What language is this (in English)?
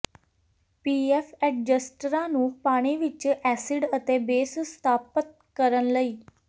Punjabi